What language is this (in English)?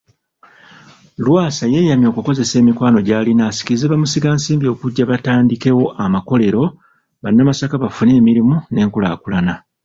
Ganda